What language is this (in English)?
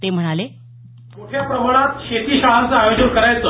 Marathi